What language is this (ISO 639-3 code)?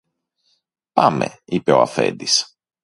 ell